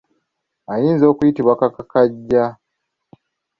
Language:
Ganda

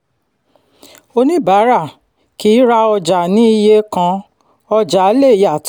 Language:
Yoruba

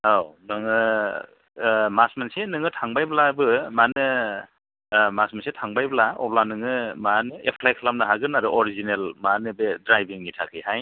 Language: Bodo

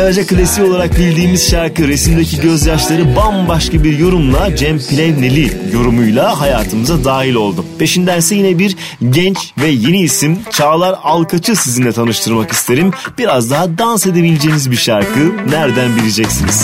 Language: Turkish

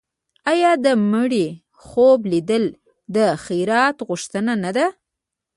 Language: Pashto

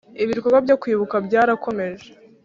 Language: Kinyarwanda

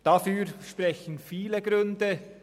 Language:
Swiss German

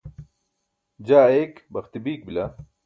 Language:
Burushaski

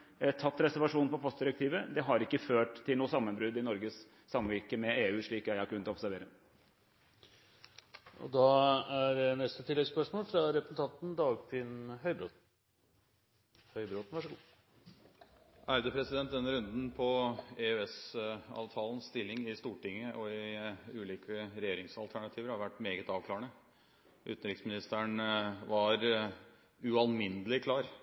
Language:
Norwegian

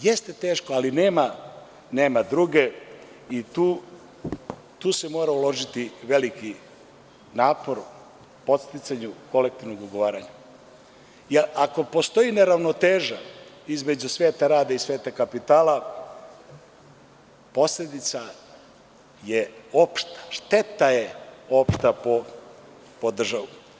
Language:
Serbian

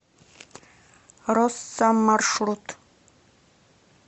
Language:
Russian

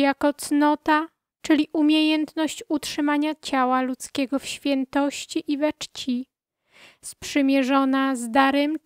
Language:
Polish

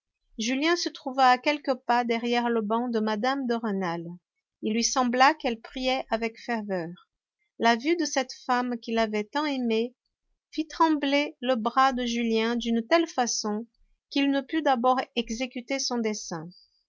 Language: French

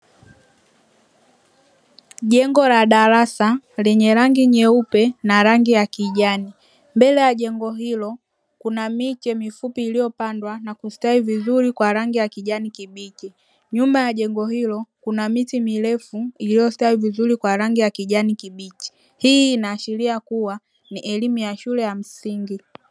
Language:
Swahili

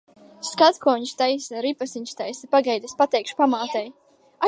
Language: Latvian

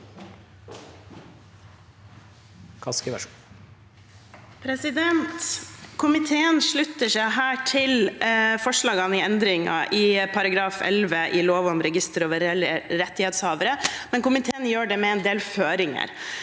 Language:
Norwegian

